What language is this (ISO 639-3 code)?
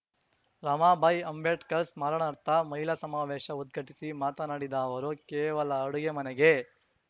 kan